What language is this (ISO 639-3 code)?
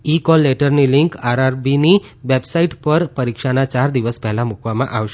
guj